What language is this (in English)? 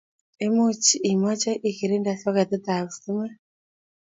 Kalenjin